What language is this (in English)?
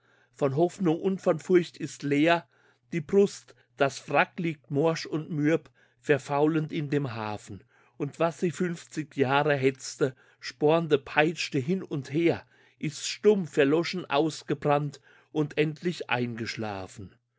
German